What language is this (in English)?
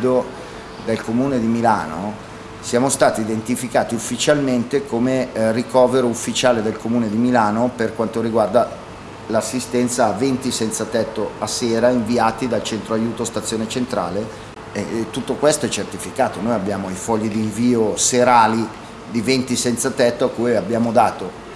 Italian